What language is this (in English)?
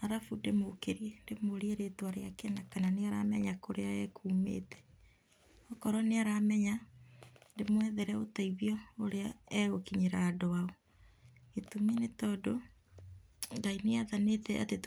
Kikuyu